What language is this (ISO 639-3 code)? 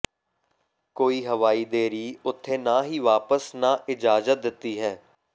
pan